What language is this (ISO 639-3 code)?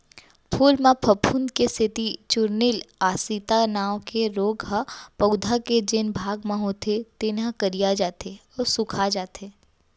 hne